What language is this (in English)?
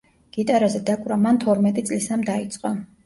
Georgian